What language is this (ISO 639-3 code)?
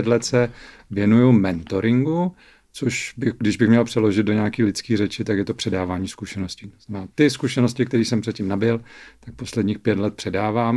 ces